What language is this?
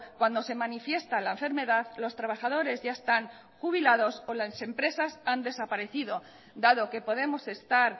Spanish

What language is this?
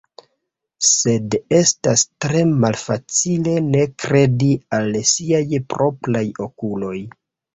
Esperanto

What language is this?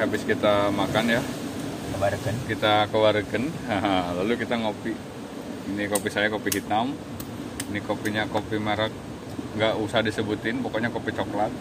Indonesian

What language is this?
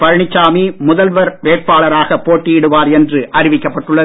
Tamil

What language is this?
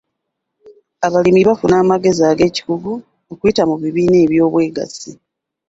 Ganda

